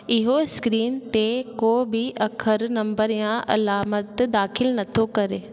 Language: Sindhi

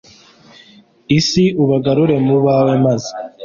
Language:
Kinyarwanda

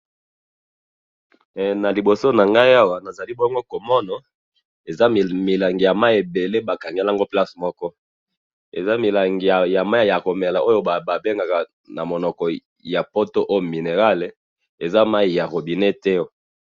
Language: Lingala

